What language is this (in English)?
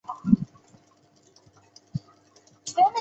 Chinese